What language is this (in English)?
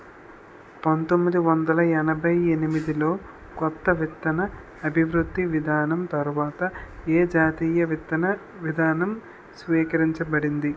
Telugu